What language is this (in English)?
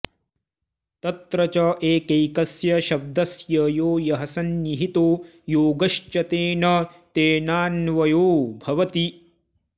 Sanskrit